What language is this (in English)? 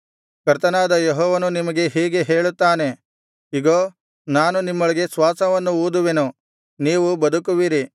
Kannada